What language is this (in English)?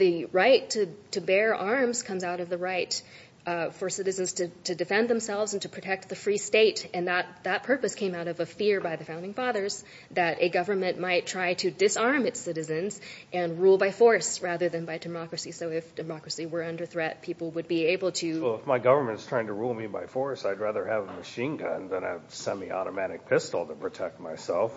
English